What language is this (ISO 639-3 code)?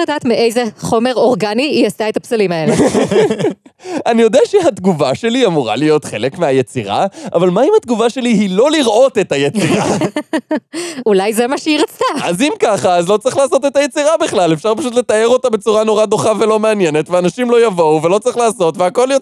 heb